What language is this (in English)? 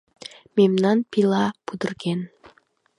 Mari